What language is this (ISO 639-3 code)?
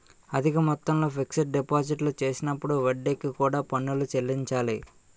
tel